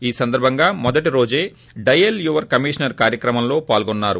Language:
Telugu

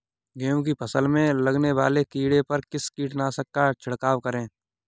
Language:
Hindi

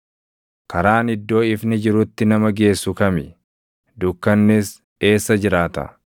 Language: Oromo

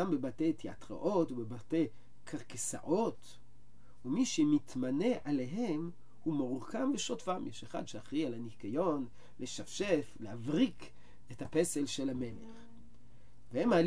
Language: Hebrew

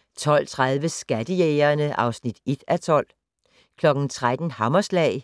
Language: Danish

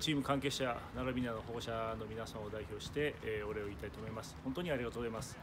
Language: Japanese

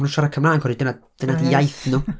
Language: Welsh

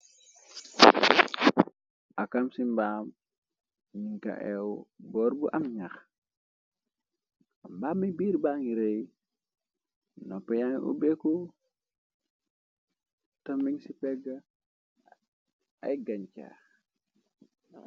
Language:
Wolof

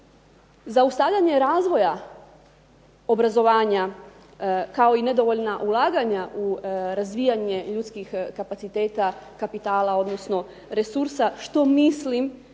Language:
Croatian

